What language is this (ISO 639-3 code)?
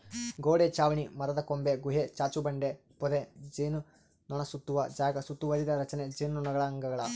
kan